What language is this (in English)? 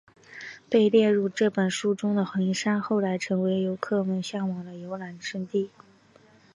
Chinese